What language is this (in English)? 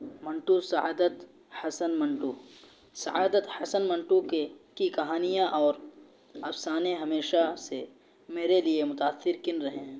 Urdu